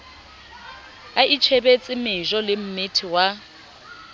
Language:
Southern Sotho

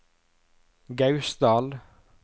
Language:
Norwegian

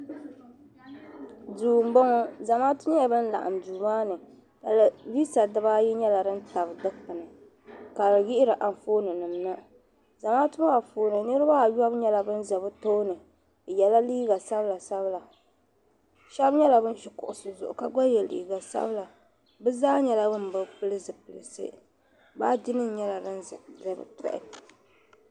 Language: Dagbani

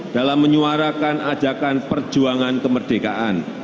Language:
Indonesian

